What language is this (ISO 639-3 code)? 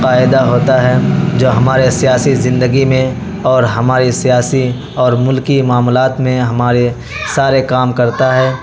urd